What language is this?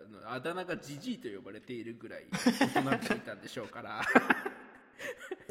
Japanese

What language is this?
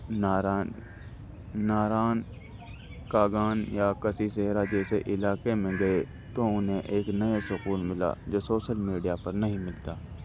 Urdu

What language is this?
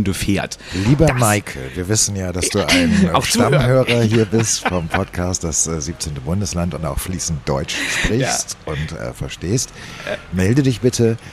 German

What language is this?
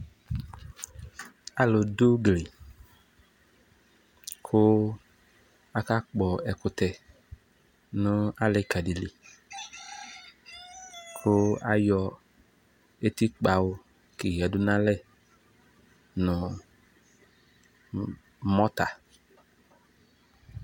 Ikposo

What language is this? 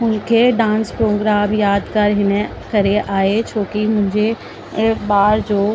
Sindhi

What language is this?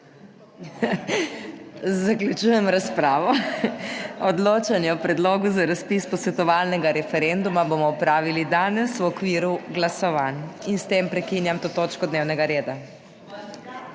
Slovenian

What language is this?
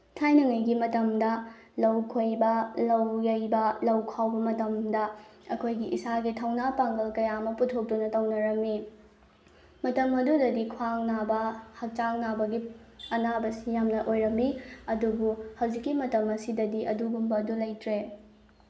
Manipuri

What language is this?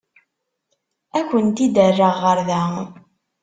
Kabyle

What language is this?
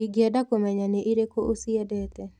Kikuyu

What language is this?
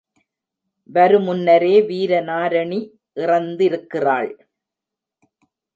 Tamil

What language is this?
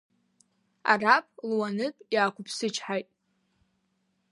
Abkhazian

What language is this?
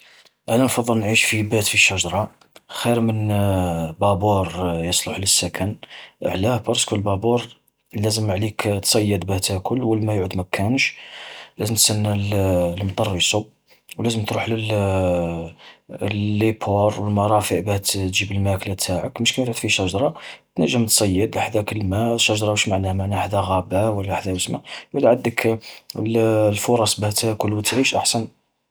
Algerian Arabic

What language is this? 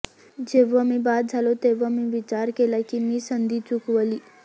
Marathi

